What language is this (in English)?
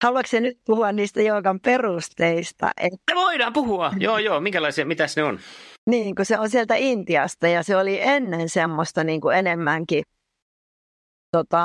Finnish